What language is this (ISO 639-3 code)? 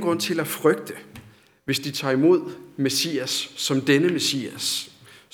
dan